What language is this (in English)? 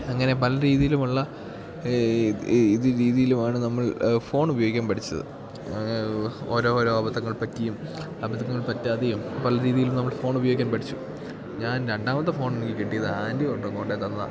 Malayalam